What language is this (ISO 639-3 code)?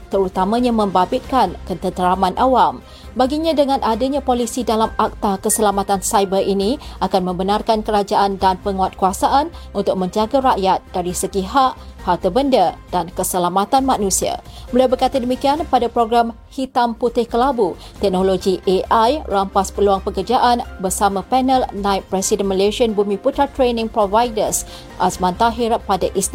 msa